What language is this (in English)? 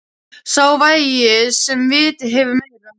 Icelandic